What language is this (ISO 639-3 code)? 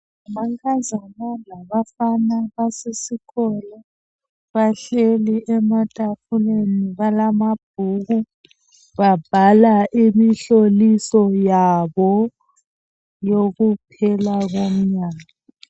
nde